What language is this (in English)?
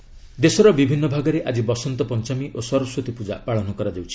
Odia